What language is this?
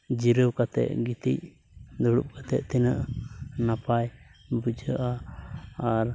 Santali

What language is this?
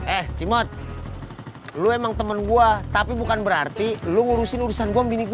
Indonesian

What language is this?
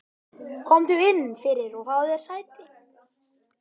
Icelandic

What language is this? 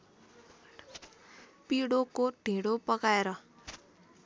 Nepali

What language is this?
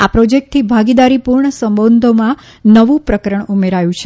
Gujarati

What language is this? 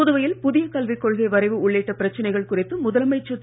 Tamil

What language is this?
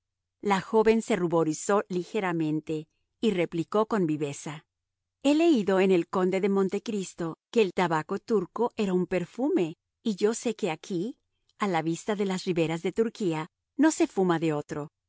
Spanish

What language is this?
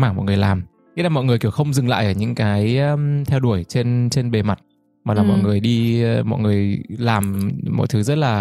Vietnamese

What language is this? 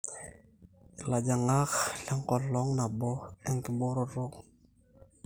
Masai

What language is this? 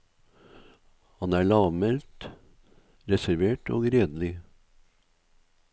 Norwegian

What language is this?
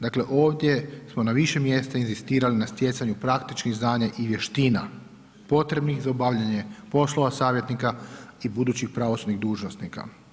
Croatian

